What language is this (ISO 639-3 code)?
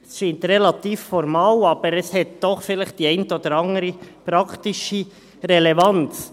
gsw